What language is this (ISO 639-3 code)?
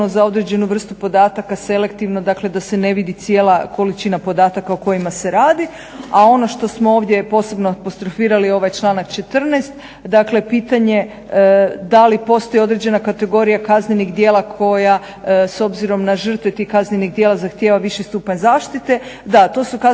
hrv